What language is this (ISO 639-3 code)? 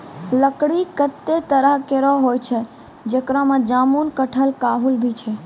mai